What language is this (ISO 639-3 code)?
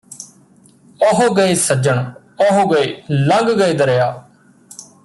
pan